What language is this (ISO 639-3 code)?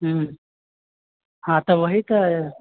mai